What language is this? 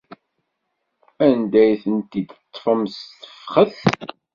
Kabyle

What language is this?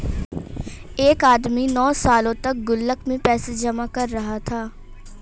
Hindi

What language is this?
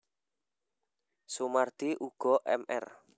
Javanese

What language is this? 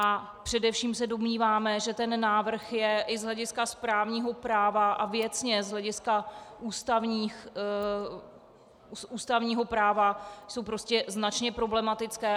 Czech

